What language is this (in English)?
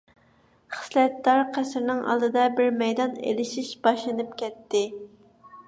Uyghur